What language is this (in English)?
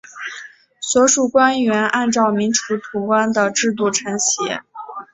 Chinese